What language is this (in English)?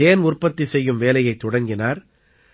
Tamil